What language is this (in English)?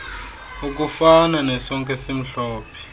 Xhosa